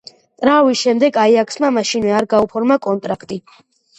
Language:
Georgian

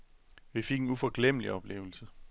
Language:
Danish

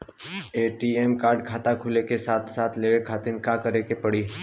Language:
Bhojpuri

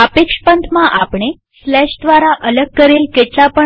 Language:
Gujarati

